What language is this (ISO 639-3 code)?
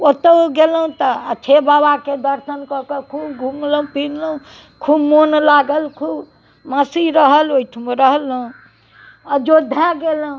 mai